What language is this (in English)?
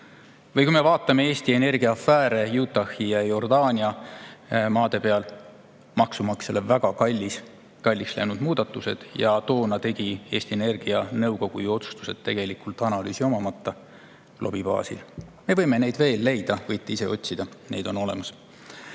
Estonian